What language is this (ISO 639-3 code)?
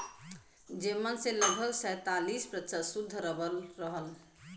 bho